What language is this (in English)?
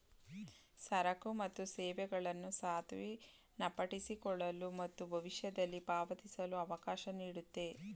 Kannada